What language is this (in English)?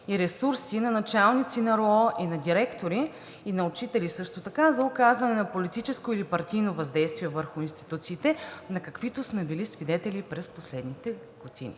Bulgarian